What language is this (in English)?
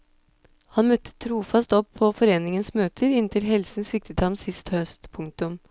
Norwegian